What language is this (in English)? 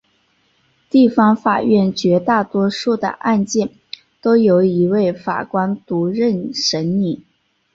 Chinese